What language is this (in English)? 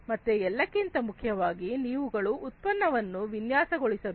Kannada